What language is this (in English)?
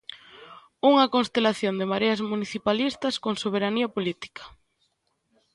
Galician